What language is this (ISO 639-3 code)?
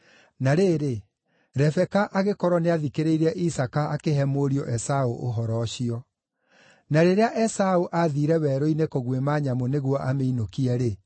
kik